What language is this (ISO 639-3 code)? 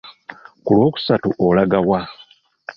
lug